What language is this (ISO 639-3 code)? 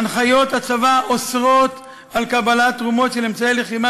heb